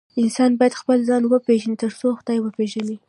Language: Pashto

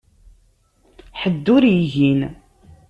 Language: Kabyle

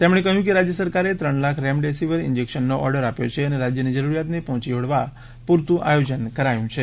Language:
Gujarati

